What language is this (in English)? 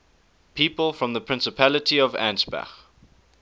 English